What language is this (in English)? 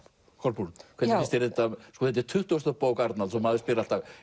Icelandic